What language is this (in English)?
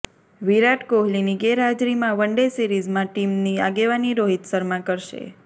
Gujarati